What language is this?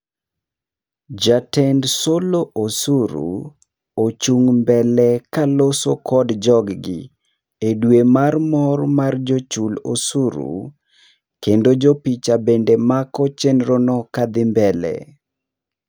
Luo (Kenya and Tanzania)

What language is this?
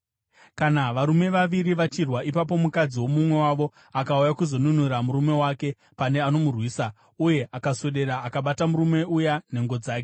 Shona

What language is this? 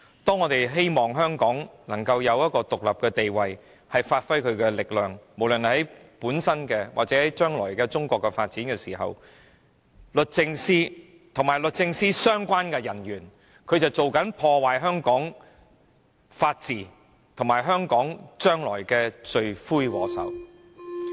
Cantonese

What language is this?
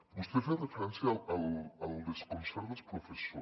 Catalan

